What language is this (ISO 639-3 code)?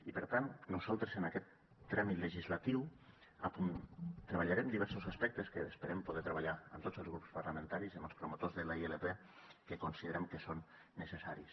cat